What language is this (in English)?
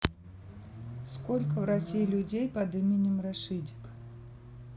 Russian